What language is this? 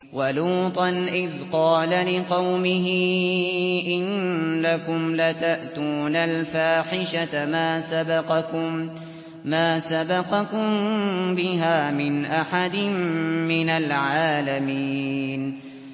Arabic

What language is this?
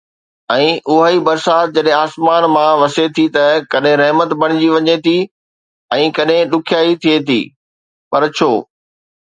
Sindhi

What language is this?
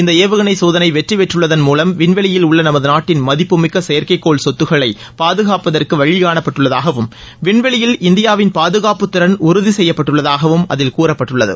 Tamil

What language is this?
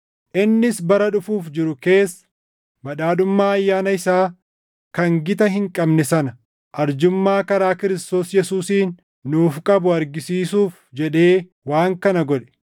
Oromo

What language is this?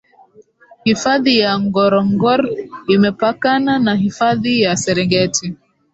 Swahili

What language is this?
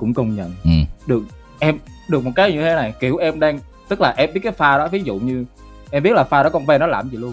Vietnamese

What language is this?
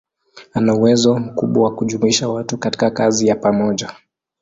Swahili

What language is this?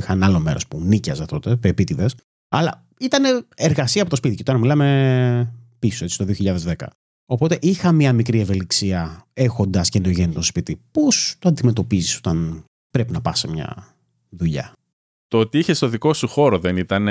Greek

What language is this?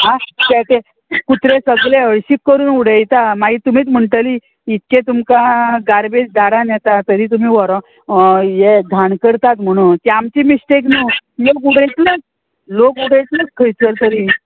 Konkani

